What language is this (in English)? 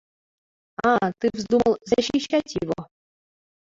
Mari